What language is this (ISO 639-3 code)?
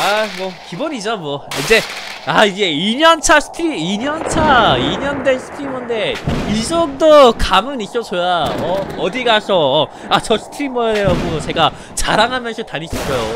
kor